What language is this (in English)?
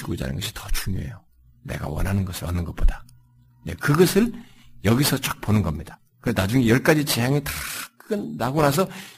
Korean